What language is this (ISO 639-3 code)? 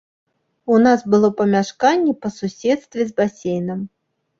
bel